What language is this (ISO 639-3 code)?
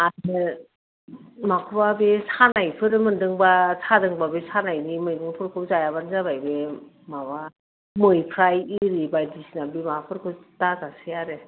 brx